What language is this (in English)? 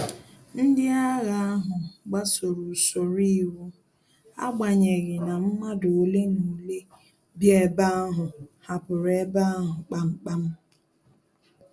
Igbo